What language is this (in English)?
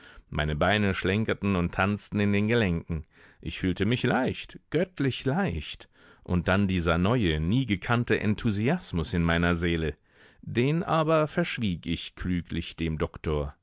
German